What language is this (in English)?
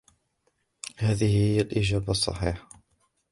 Arabic